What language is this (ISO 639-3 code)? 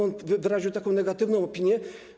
pol